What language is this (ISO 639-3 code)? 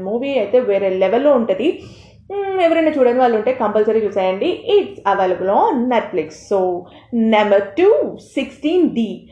tel